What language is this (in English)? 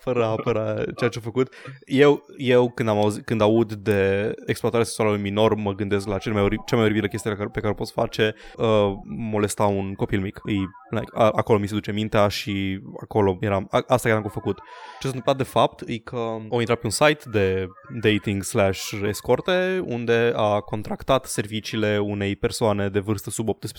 Romanian